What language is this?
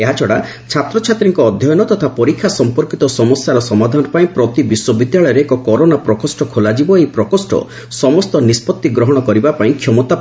Odia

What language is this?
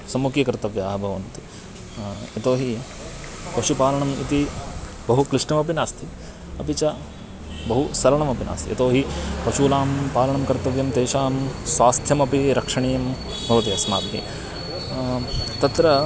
Sanskrit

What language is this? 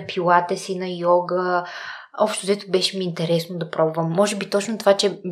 Bulgarian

